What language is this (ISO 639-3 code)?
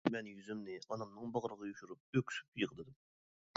uig